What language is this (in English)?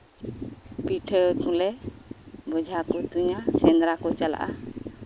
Santali